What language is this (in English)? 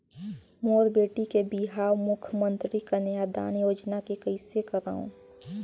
Chhattisgarhi